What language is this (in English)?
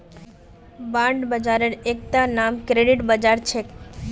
Magahi